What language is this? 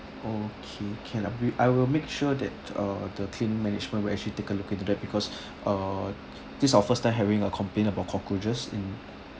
English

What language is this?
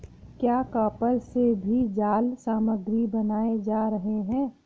Hindi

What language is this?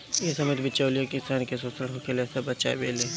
Bhojpuri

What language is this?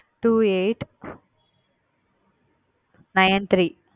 Tamil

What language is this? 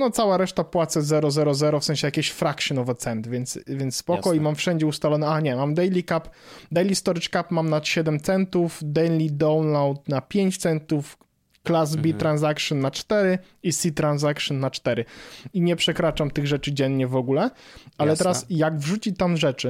Polish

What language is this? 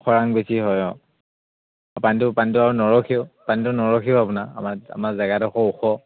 Assamese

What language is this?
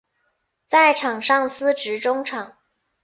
Chinese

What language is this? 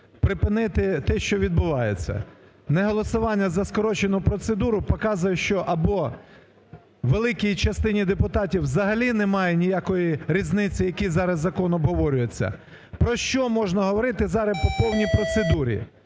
Ukrainian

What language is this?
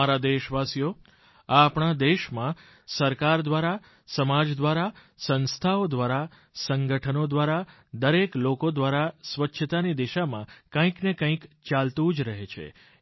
Gujarati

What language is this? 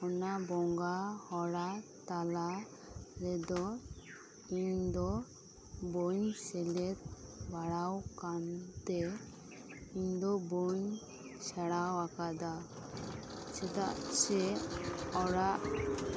Santali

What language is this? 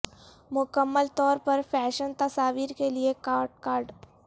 Urdu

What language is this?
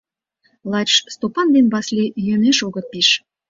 Mari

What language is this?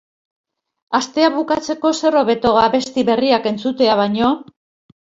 Basque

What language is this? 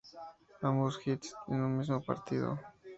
Spanish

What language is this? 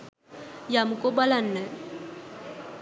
Sinhala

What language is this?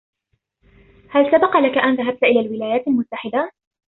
Arabic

